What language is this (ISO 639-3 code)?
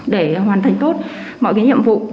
vie